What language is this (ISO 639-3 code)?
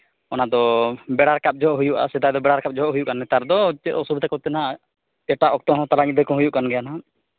sat